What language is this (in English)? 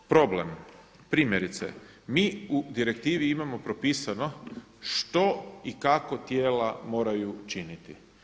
Croatian